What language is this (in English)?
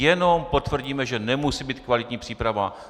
Czech